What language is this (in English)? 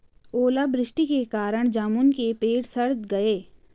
Hindi